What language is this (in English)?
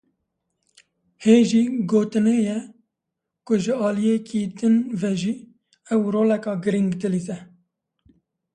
Kurdish